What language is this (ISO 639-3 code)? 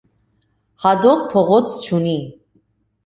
hye